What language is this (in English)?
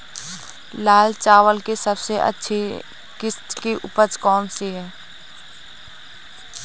Hindi